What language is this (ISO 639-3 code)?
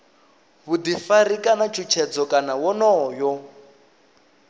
ven